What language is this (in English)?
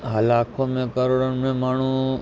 Sindhi